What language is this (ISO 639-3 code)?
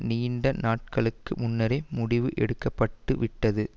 tam